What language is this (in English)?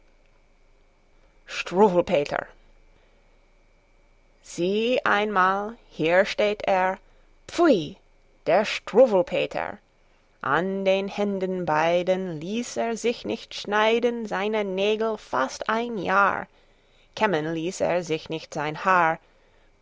German